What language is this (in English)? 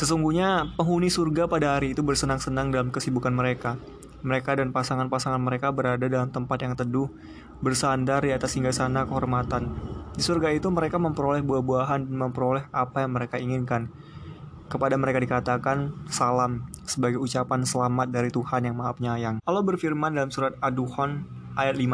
Indonesian